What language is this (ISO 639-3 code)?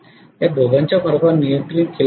mar